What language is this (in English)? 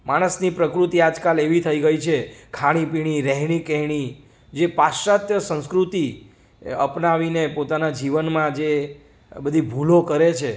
Gujarati